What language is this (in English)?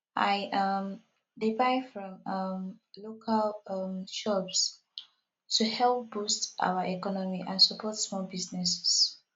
Nigerian Pidgin